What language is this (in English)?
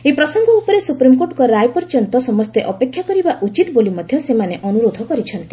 Odia